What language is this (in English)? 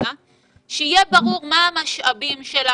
Hebrew